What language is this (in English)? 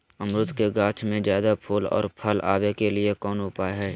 Magahi